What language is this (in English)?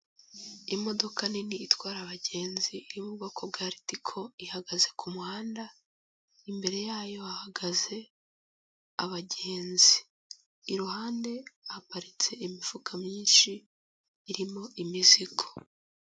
Kinyarwanda